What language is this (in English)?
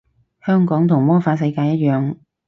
Cantonese